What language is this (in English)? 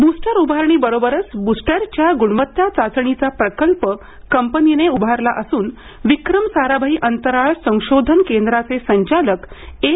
Marathi